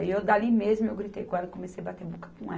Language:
Portuguese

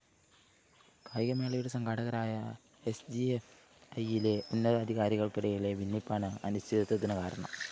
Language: Malayalam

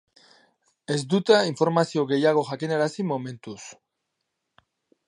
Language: Basque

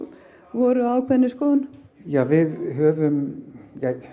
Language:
Icelandic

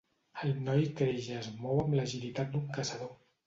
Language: Catalan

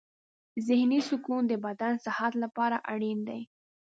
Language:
Pashto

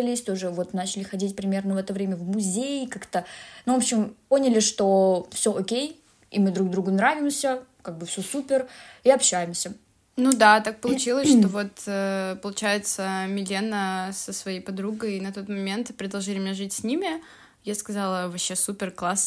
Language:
Russian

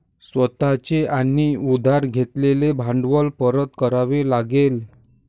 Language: Marathi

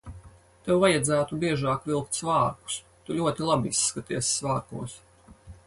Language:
Latvian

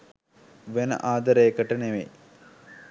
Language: Sinhala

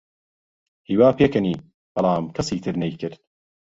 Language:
Central Kurdish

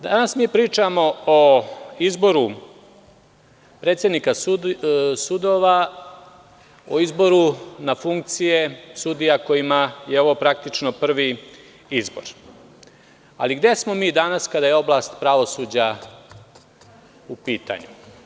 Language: Serbian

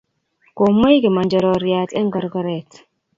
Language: Kalenjin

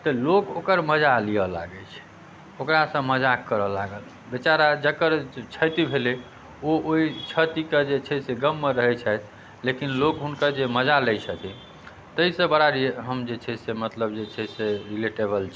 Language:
Maithili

